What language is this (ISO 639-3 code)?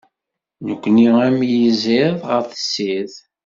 kab